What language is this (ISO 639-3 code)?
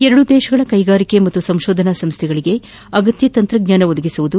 kan